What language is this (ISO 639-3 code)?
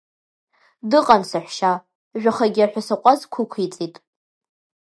abk